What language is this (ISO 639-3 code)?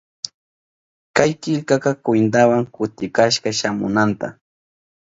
qup